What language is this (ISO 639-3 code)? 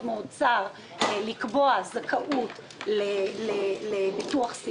heb